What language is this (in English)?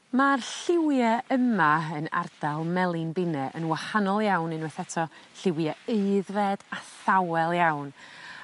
Welsh